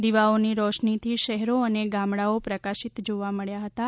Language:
Gujarati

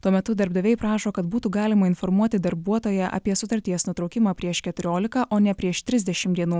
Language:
Lithuanian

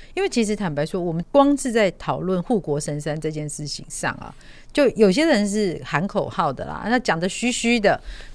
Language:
Chinese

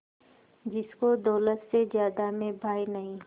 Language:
Hindi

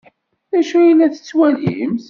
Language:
Kabyle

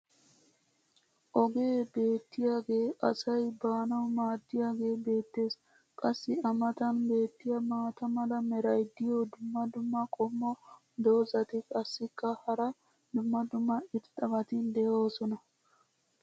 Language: Wolaytta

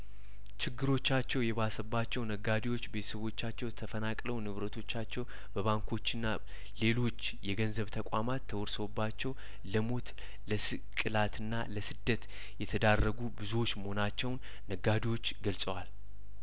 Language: Amharic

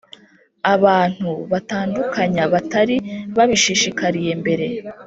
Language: Kinyarwanda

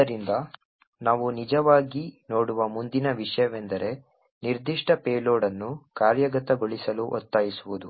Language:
Kannada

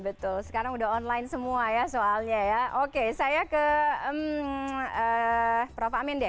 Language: Indonesian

